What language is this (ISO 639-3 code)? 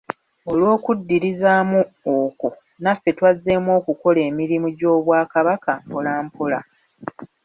lug